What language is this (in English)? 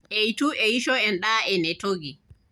Masai